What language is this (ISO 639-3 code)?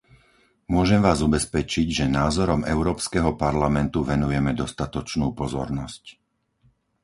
slk